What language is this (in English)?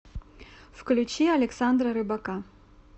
Russian